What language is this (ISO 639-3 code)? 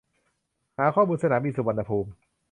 tha